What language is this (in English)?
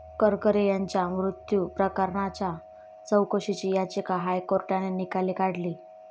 Marathi